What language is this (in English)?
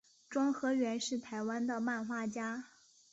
Chinese